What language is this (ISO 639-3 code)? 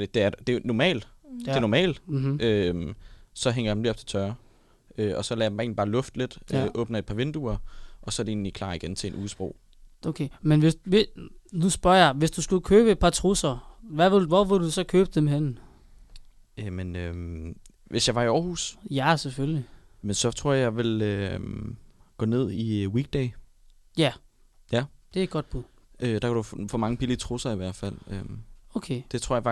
dan